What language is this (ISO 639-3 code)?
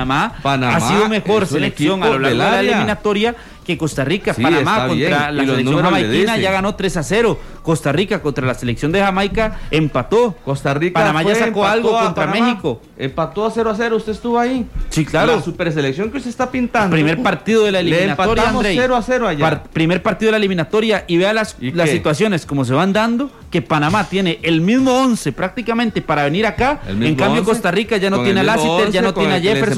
spa